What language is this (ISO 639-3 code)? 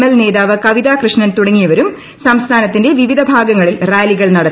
mal